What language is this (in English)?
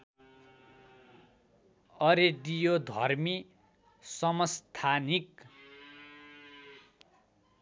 Nepali